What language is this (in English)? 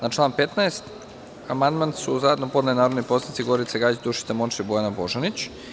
Serbian